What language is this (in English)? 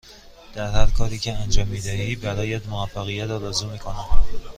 Persian